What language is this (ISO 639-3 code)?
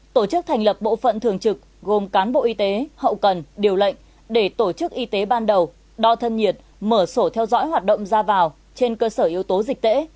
vie